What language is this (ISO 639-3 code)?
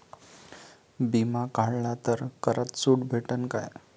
mar